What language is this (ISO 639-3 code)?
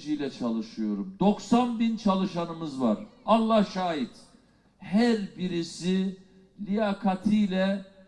tur